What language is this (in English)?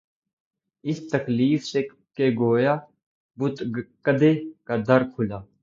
Urdu